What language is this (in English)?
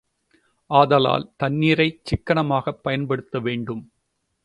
Tamil